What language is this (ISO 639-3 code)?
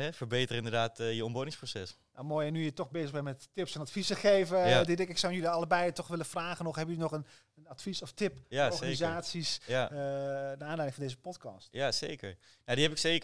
nld